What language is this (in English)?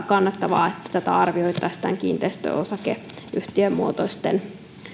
Finnish